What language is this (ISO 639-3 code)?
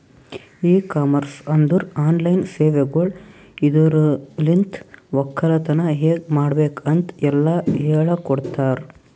kan